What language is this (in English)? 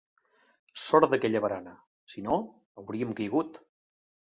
Catalan